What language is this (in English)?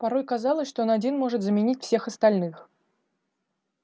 Russian